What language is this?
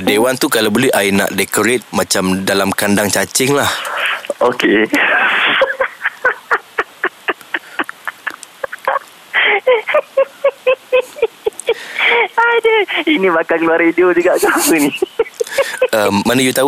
Malay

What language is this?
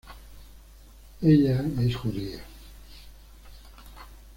Spanish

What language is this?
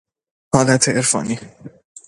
Persian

